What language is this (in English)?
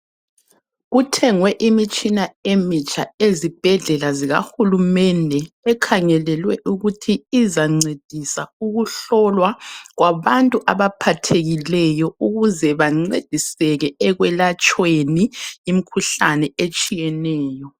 North Ndebele